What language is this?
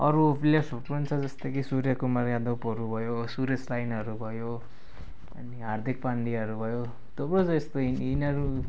Nepali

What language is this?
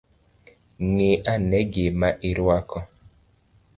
Luo (Kenya and Tanzania)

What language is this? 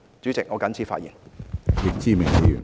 Cantonese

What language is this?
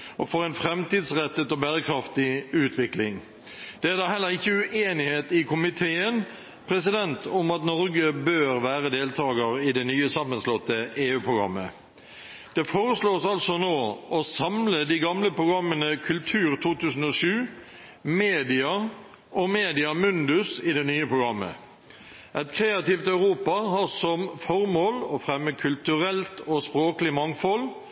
Norwegian Nynorsk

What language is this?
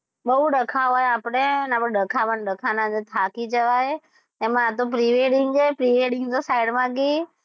Gujarati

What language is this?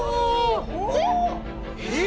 Japanese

